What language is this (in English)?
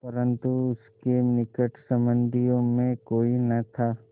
Hindi